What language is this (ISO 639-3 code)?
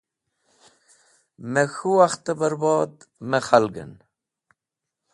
wbl